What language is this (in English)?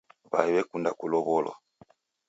Taita